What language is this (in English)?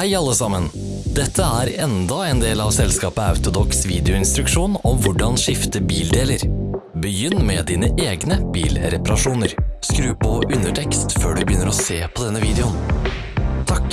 Norwegian